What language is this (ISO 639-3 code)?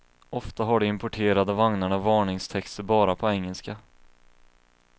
swe